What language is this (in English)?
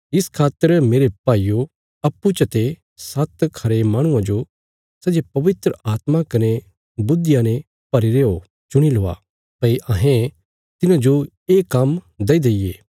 Bilaspuri